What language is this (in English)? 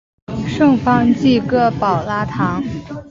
Chinese